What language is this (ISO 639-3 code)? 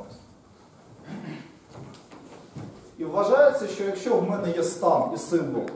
ukr